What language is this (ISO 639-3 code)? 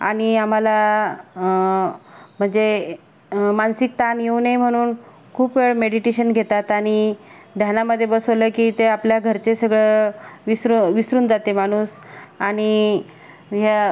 mar